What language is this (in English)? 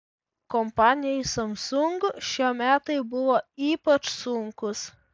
Lithuanian